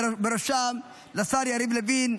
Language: Hebrew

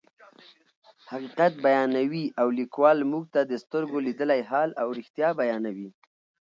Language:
Pashto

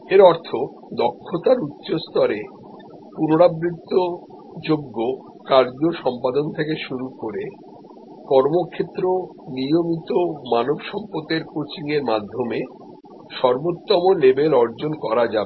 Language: Bangla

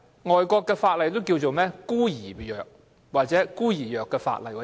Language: Cantonese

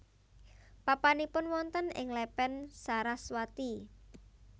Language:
Javanese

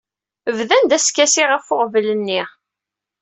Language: Kabyle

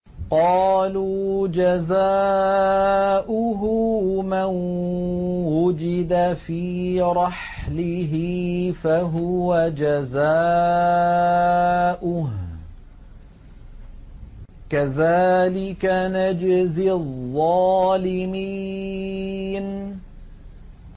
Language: Arabic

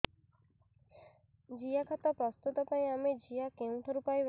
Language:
Odia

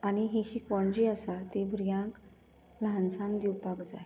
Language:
Konkani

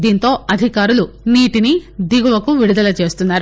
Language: Telugu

